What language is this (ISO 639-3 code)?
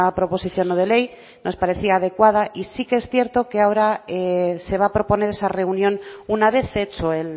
spa